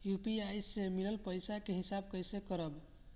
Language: Bhojpuri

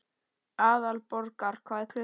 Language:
Icelandic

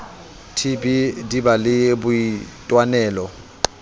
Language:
Southern Sotho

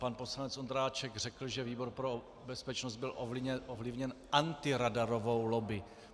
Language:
Czech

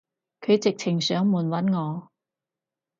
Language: Cantonese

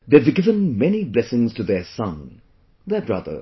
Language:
English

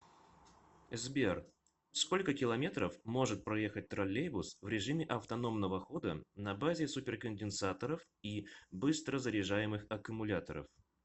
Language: Russian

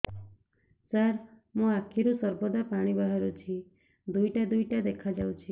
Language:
Odia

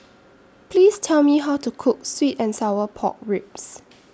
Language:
English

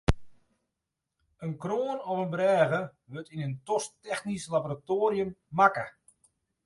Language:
Western Frisian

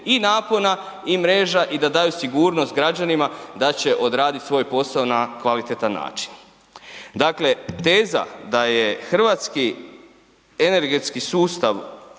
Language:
Croatian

